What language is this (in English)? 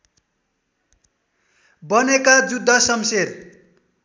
Nepali